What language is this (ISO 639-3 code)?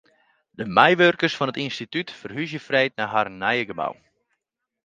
fry